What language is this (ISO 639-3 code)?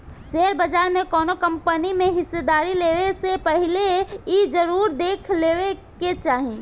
bho